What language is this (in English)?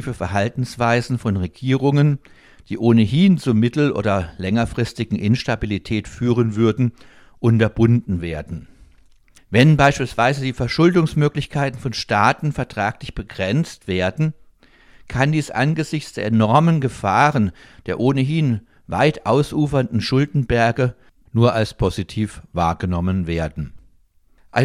German